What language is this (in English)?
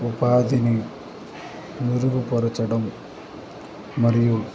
Telugu